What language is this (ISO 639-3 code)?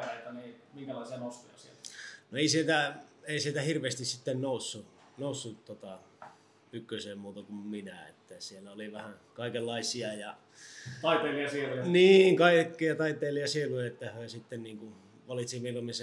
fin